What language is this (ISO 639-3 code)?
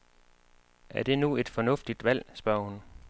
dan